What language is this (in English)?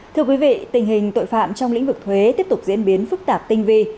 Vietnamese